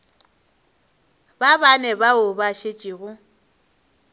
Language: Northern Sotho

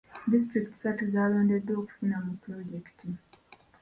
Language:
Ganda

